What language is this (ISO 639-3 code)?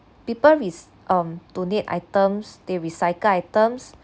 eng